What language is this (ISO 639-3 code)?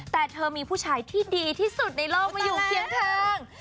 tha